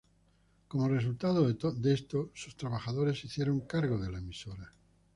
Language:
Spanish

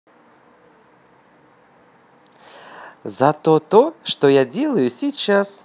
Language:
Russian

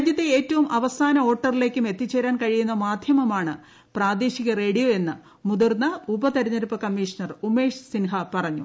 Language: Malayalam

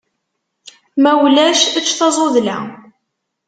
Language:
Kabyle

